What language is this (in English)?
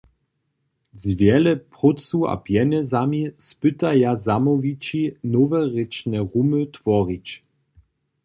Upper Sorbian